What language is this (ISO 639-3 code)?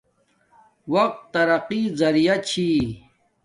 dmk